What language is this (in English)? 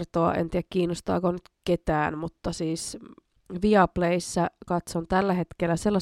Finnish